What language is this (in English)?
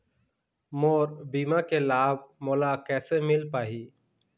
Chhattisgarhi